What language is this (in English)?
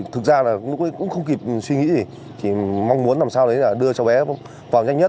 Vietnamese